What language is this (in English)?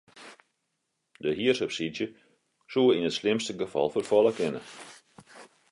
Western Frisian